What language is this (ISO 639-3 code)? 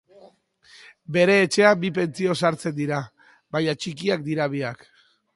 eus